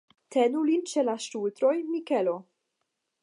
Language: Esperanto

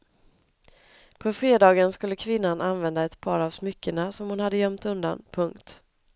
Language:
Swedish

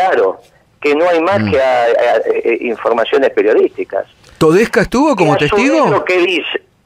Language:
Spanish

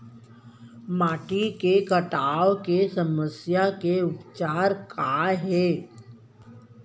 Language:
Chhattisgarhi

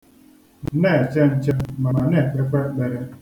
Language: Igbo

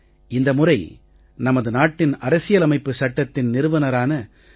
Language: Tamil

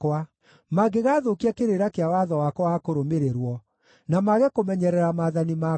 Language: Kikuyu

